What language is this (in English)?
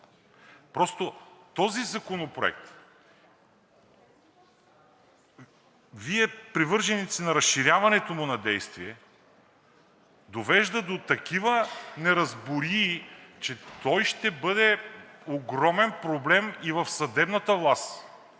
Bulgarian